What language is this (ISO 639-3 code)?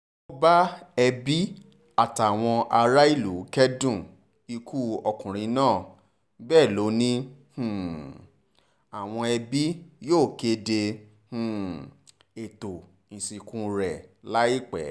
yor